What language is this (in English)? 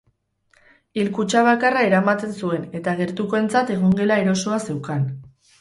Basque